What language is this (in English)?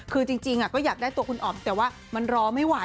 Thai